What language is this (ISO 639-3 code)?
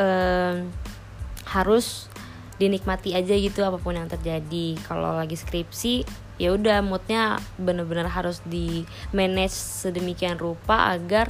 ind